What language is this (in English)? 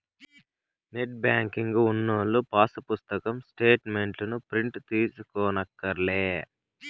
Telugu